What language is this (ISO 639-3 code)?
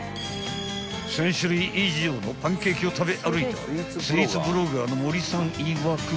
jpn